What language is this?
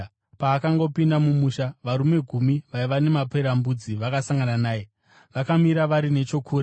Shona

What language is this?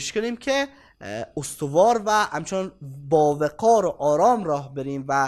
Persian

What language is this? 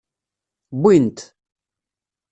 Kabyle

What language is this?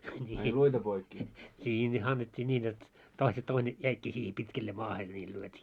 Finnish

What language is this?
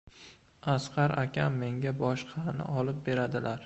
Uzbek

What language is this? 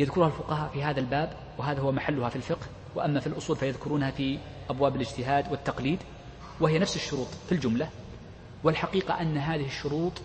Arabic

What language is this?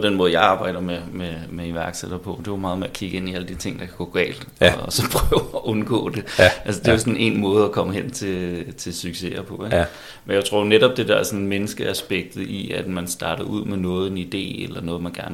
Danish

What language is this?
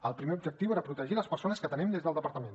Catalan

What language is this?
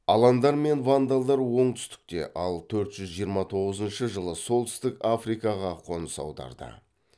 Kazakh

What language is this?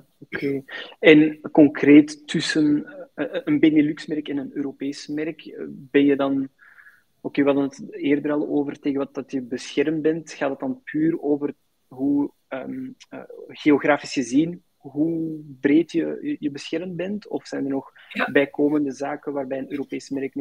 Dutch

